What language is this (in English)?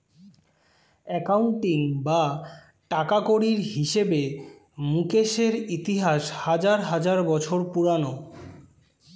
Bangla